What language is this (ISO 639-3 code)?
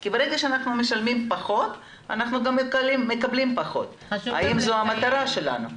heb